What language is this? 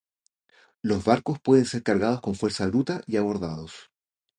Spanish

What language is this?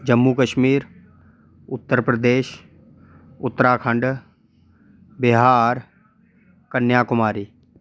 Dogri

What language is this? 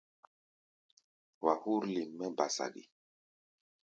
Gbaya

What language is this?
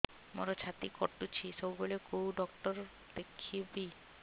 Odia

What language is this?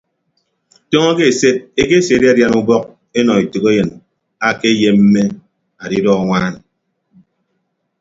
Ibibio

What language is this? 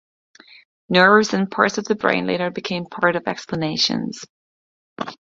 English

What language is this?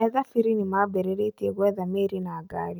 Kikuyu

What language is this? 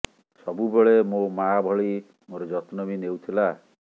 Odia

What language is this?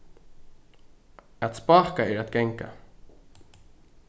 Faroese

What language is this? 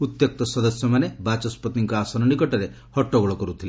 Odia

